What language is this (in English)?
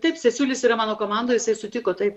Lithuanian